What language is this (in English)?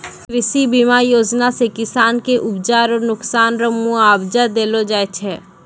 Maithili